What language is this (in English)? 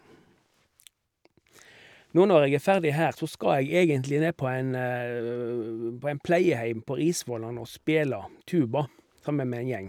Norwegian